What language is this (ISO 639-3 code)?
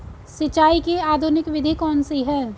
hin